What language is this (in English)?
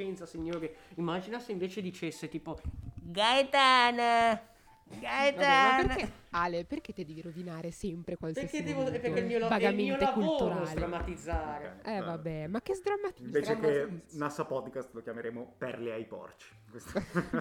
Italian